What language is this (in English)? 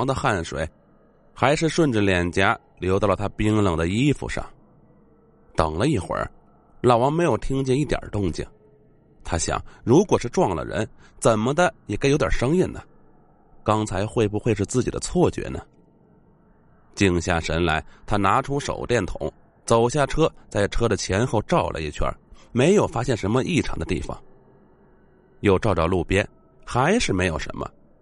Chinese